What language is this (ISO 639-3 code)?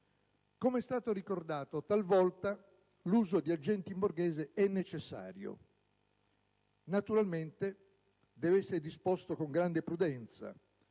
ita